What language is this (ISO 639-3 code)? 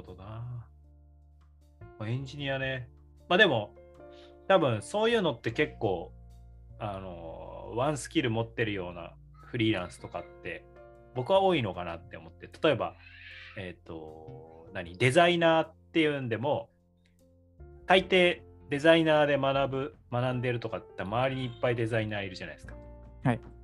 jpn